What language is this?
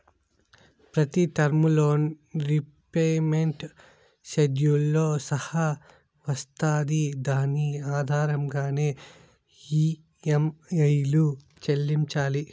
Telugu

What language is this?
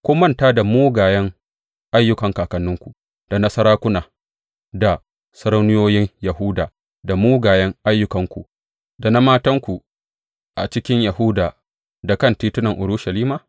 Hausa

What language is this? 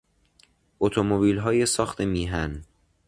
Persian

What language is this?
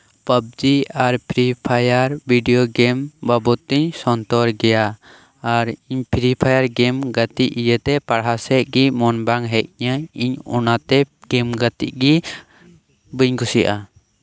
Santali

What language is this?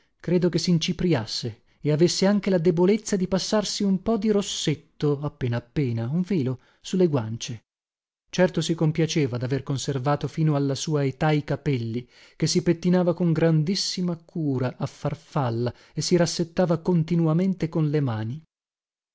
Italian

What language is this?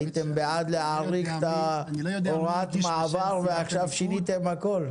Hebrew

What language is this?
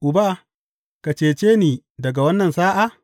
Hausa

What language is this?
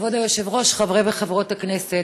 Hebrew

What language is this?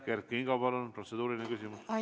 Estonian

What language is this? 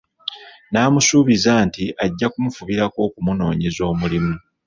Ganda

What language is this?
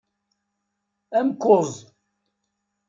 Kabyle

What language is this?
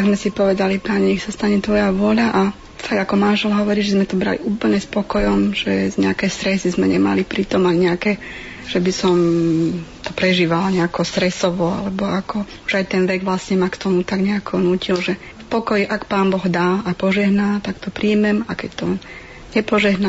Slovak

